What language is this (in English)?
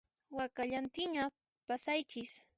Puno Quechua